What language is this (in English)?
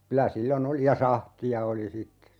Finnish